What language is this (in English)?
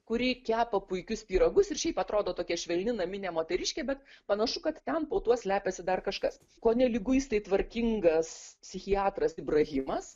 Lithuanian